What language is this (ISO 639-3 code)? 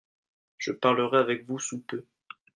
fra